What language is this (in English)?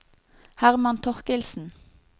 Norwegian